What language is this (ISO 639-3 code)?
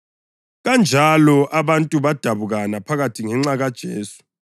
nde